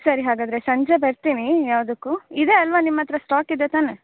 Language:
Kannada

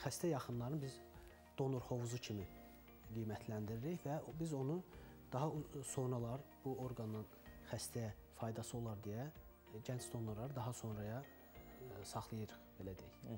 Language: Turkish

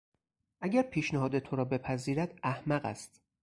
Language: Persian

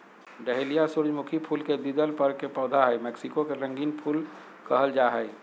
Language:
Magahi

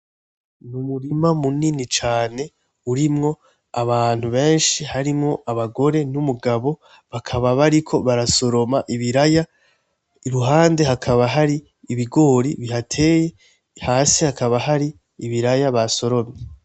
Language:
Rundi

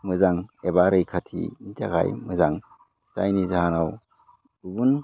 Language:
Bodo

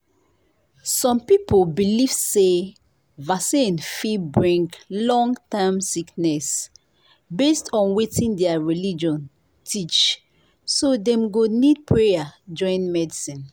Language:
Nigerian Pidgin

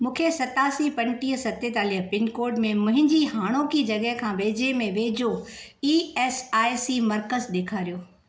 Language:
Sindhi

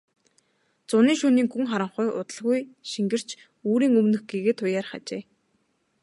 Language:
Mongolian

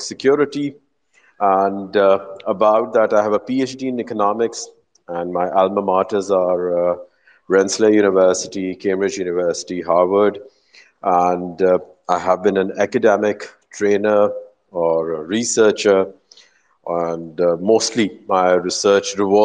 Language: Urdu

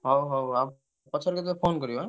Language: Odia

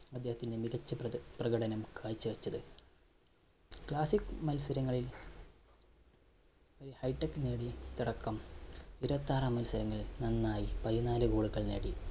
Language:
Malayalam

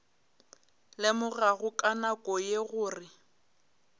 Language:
Northern Sotho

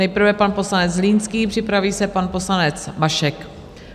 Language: Czech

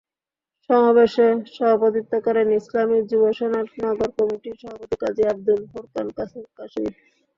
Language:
Bangla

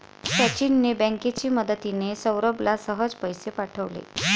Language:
Marathi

